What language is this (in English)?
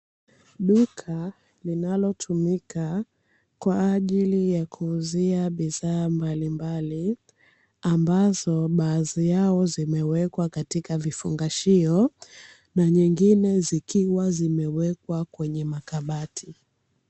Swahili